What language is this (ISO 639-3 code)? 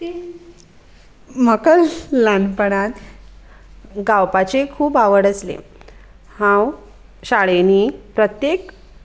kok